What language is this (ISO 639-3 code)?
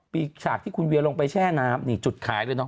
tha